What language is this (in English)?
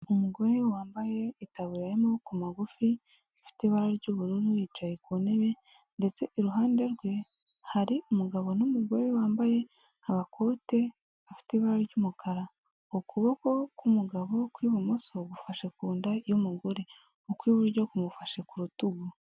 Kinyarwanda